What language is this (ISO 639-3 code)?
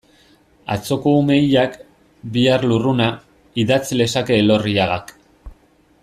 eus